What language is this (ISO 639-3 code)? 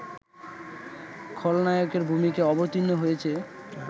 ben